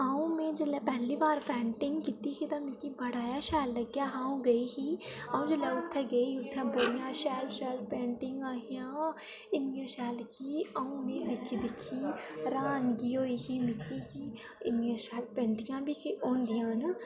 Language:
Dogri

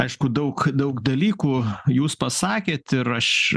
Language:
Lithuanian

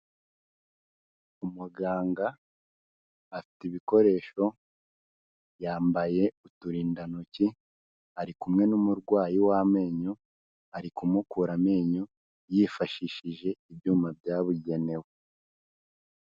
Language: Kinyarwanda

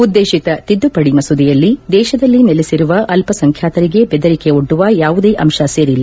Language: Kannada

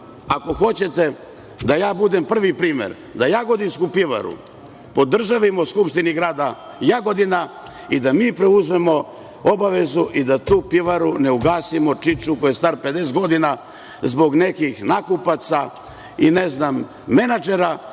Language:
Serbian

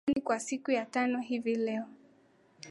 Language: Swahili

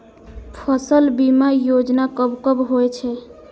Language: Maithili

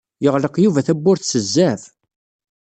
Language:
Kabyle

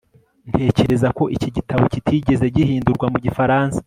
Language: Kinyarwanda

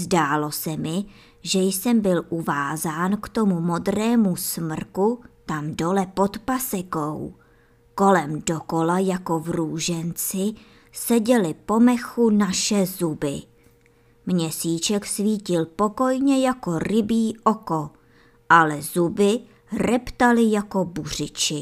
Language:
Czech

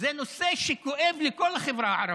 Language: Hebrew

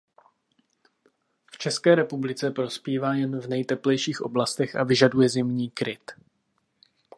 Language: Czech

